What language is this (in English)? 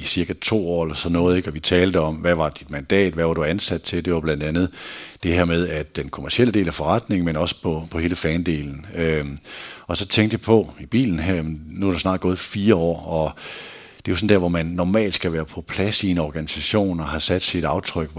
Danish